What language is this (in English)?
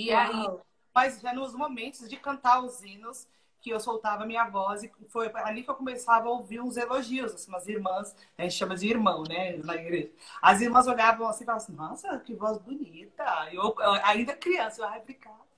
Portuguese